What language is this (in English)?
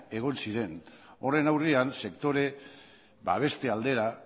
Basque